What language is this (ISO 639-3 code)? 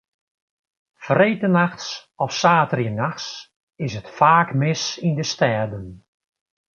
fry